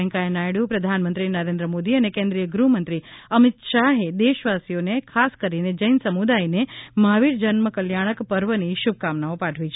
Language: Gujarati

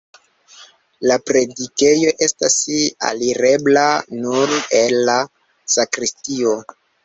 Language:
Esperanto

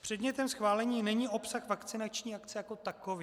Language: Czech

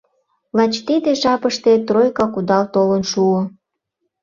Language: Mari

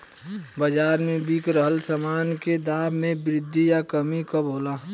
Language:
Bhojpuri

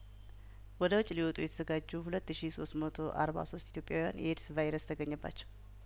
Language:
Amharic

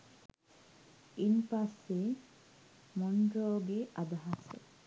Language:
Sinhala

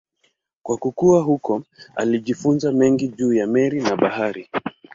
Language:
Swahili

